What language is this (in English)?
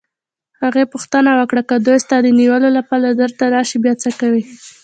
Pashto